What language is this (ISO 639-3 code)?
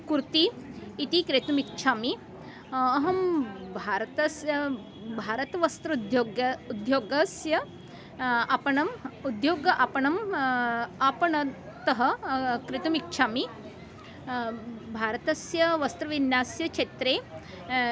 san